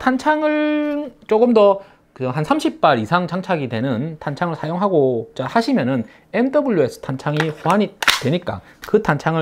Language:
Korean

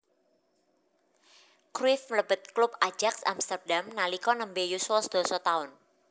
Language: Javanese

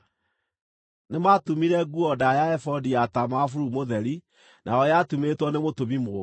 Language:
Kikuyu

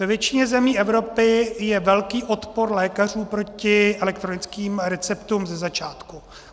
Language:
Czech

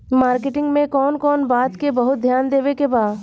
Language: Bhojpuri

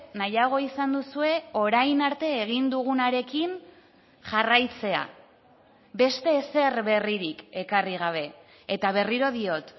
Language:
Basque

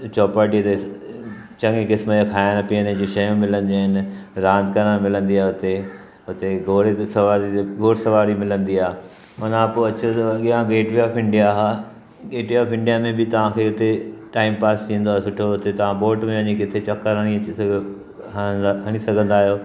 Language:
Sindhi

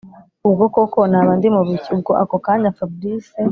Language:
Kinyarwanda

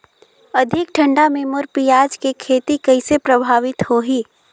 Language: Chhattisgarhi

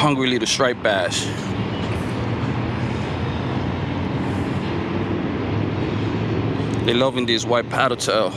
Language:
English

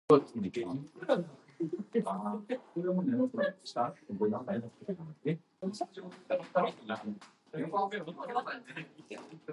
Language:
English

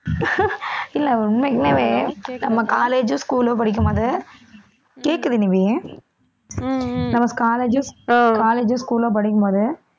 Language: Tamil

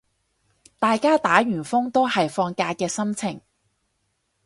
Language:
Cantonese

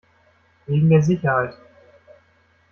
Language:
German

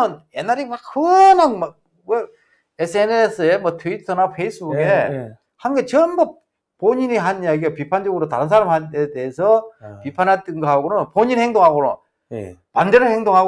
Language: Korean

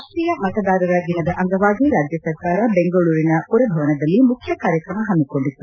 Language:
Kannada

